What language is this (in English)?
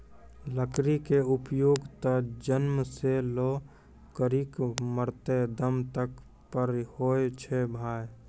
Maithili